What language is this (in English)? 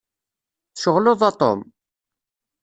Kabyle